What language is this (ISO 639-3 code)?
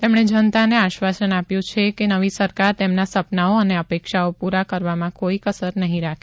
guj